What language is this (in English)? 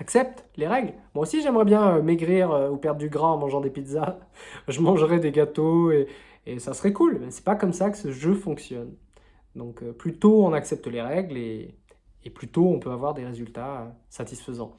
French